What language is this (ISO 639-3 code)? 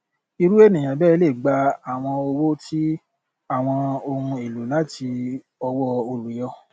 yor